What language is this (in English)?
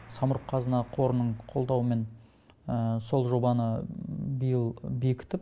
Kazakh